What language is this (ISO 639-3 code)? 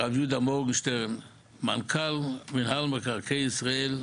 heb